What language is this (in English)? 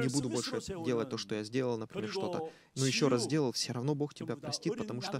Russian